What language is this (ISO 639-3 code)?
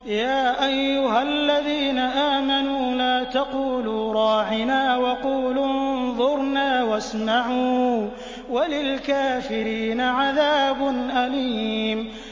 ara